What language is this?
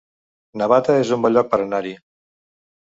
Catalan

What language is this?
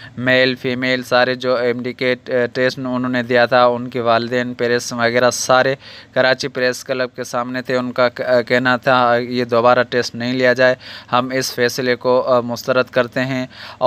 Hindi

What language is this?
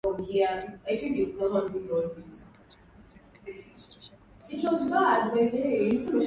Swahili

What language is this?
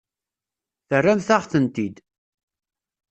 Kabyle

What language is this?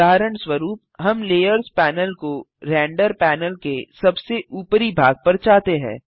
Hindi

